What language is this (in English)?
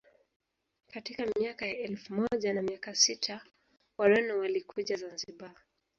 Swahili